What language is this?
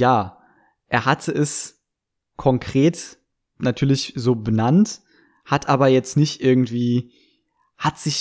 German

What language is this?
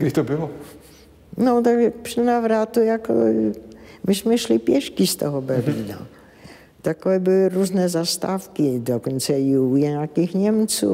Czech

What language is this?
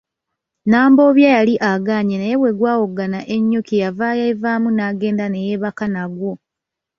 Ganda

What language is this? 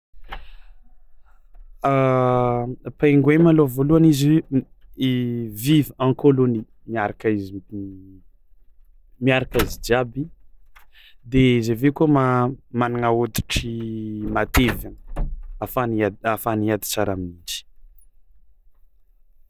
Tsimihety Malagasy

